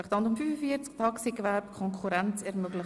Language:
Swiss German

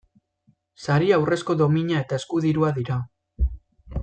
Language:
Basque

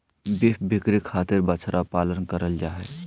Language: Magahi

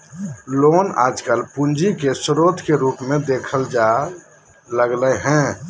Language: Magahi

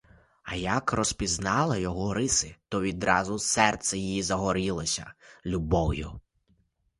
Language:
Ukrainian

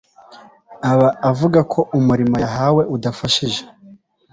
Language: Kinyarwanda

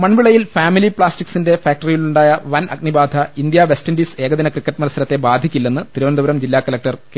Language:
Malayalam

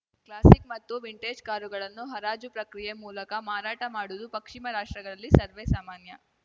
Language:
Kannada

